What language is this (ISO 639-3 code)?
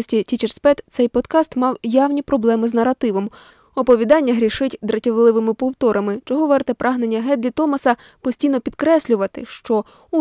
ukr